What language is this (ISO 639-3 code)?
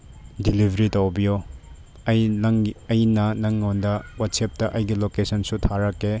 mni